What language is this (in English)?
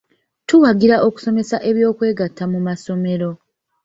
Ganda